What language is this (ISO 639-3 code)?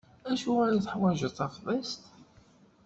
kab